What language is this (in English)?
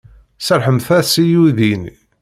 Kabyle